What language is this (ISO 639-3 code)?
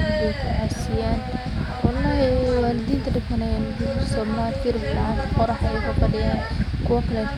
som